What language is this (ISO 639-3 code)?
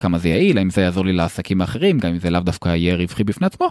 heb